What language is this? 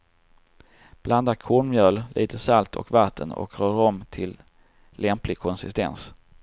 Swedish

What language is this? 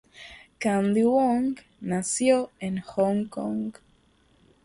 Spanish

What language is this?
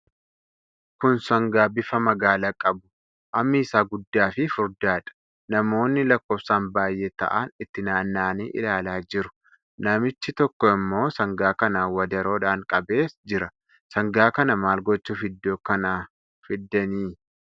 Oromo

